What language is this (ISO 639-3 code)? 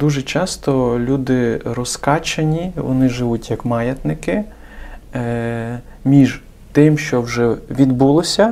ukr